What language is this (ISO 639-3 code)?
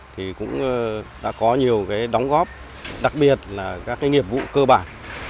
vie